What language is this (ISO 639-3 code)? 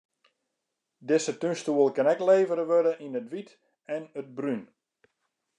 fry